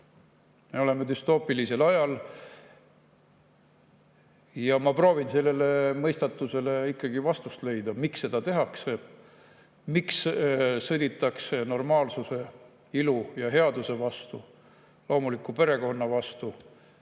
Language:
Estonian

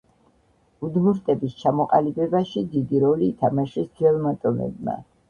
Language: Georgian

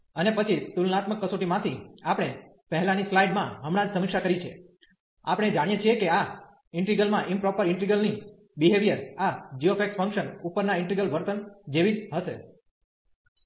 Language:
Gujarati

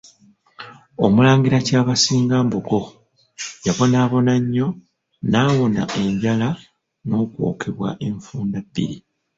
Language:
Ganda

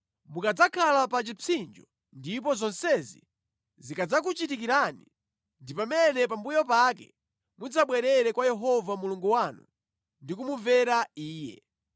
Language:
Nyanja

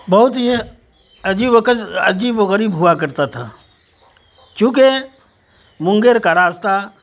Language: Urdu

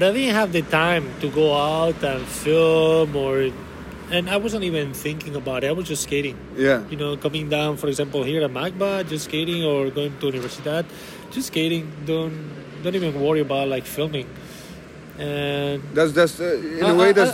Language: English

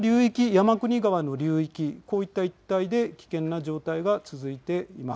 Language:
Japanese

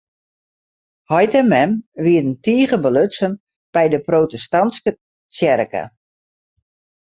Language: Western Frisian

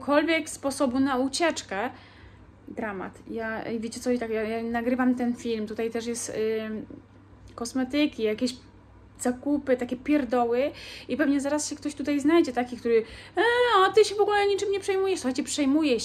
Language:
Polish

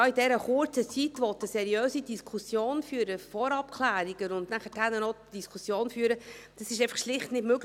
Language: Swiss German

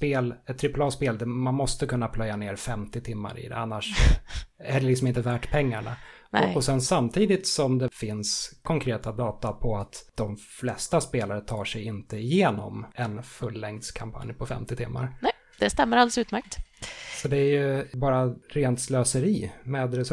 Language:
Swedish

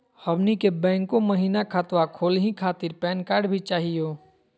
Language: Magahi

